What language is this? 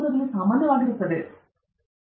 Kannada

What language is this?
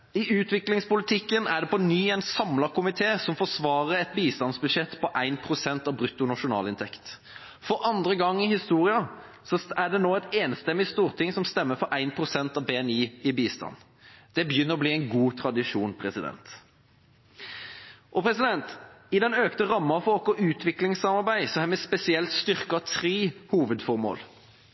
Norwegian Bokmål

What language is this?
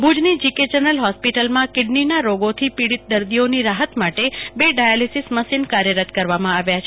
Gujarati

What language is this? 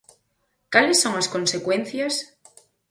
Galician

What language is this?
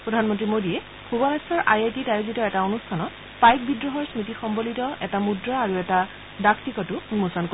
Assamese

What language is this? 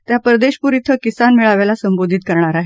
Marathi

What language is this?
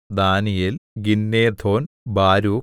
Malayalam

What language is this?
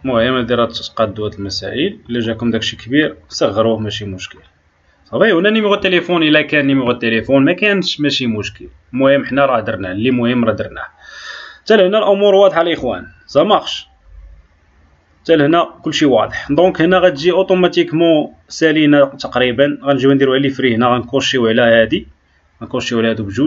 Arabic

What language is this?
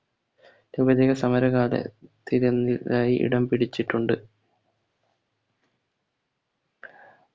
Malayalam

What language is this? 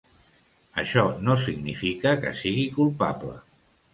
Catalan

